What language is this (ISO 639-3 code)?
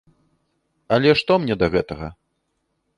bel